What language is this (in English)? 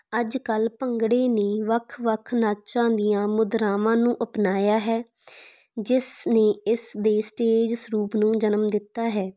Punjabi